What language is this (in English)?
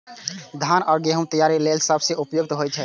Maithili